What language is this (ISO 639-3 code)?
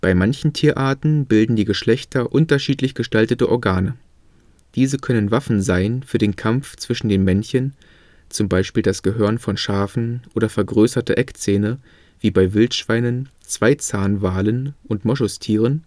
deu